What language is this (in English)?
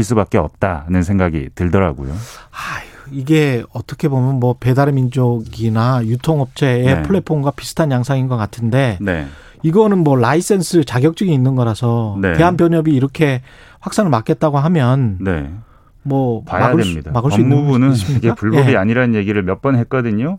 Korean